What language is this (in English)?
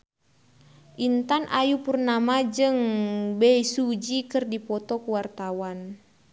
Sundanese